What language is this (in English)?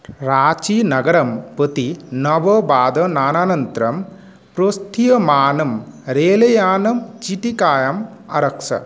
Sanskrit